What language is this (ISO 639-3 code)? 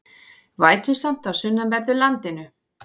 isl